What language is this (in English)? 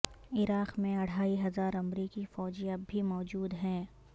Urdu